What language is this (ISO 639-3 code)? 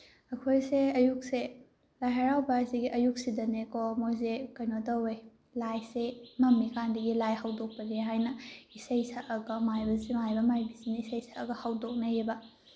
mni